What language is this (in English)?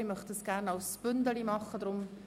Swiss German